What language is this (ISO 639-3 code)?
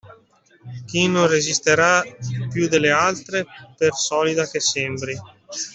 ita